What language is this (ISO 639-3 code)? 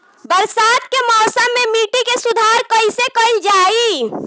bho